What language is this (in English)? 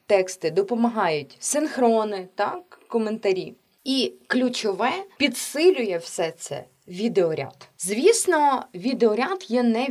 Ukrainian